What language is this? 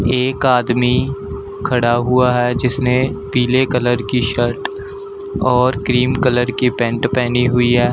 Hindi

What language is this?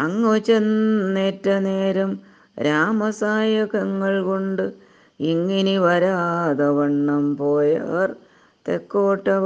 Malayalam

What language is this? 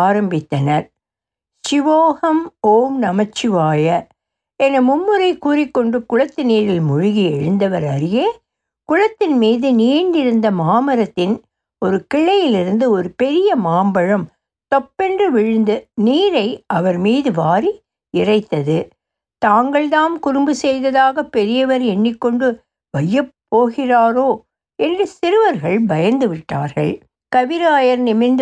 Tamil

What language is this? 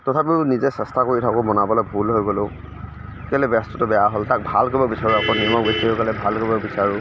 Assamese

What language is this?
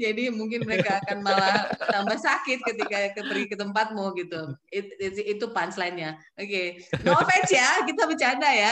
Indonesian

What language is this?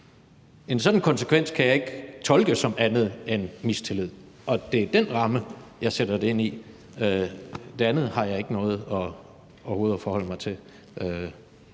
Danish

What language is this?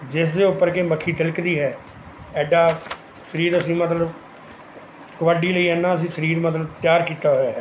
Punjabi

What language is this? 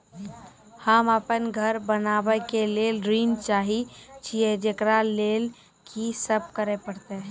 Maithili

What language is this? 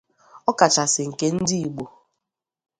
Igbo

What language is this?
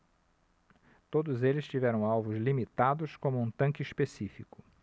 Portuguese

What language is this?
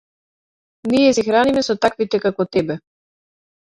Macedonian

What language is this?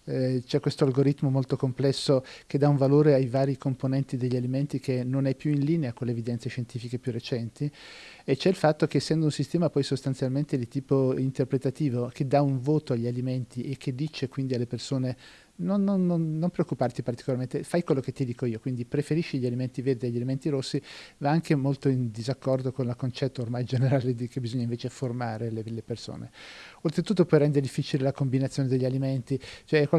Italian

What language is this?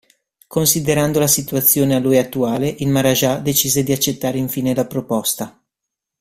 Italian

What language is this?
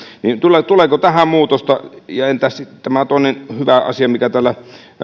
Finnish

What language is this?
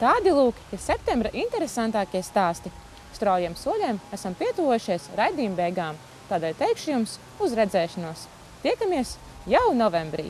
Latvian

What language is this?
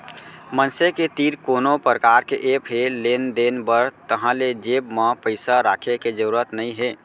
Chhattisgarhi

